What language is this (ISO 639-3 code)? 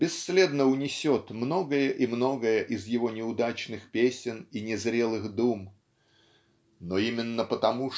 rus